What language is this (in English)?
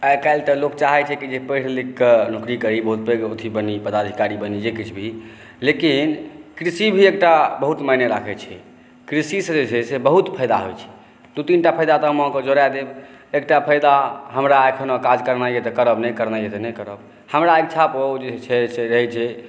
Maithili